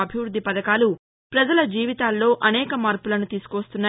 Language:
Telugu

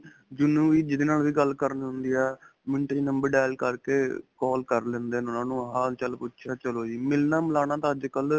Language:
Punjabi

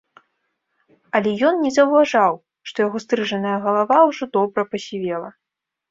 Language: Belarusian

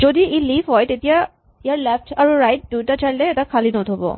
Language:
Assamese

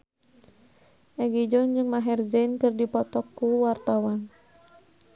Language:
Sundanese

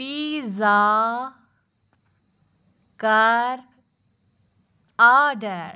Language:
Kashmiri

